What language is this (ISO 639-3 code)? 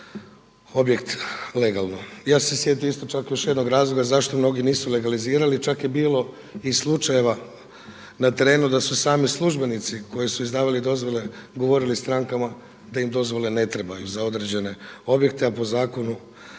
hrv